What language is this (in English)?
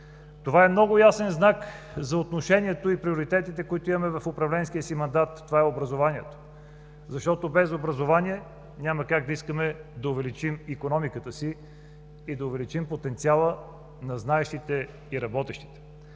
Bulgarian